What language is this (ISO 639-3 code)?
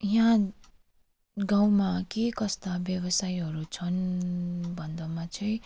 nep